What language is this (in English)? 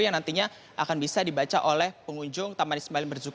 Indonesian